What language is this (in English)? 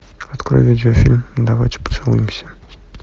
Russian